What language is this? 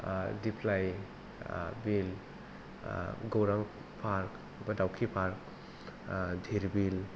Bodo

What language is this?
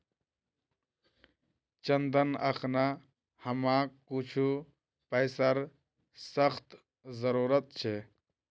Magahi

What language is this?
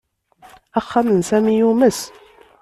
Kabyle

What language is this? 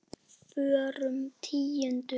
Icelandic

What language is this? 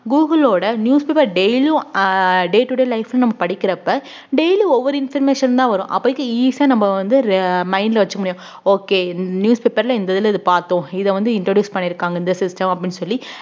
Tamil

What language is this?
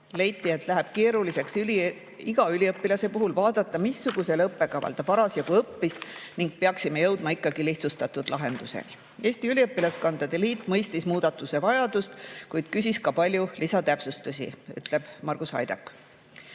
Estonian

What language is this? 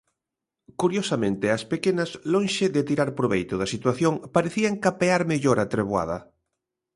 Galician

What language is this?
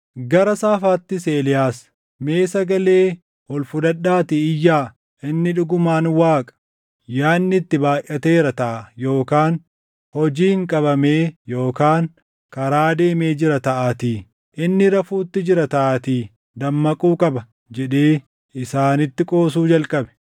Oromo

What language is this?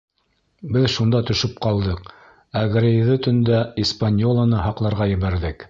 Bashkir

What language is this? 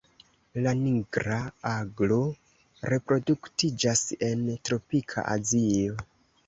Esperanto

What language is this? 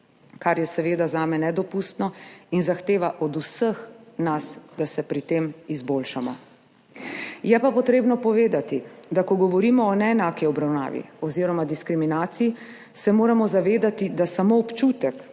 Slovenian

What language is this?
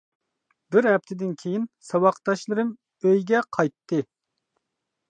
Uyghur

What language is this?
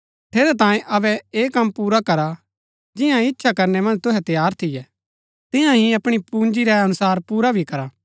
Gaddi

